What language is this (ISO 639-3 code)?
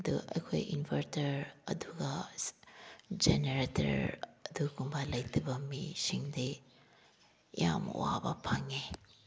mni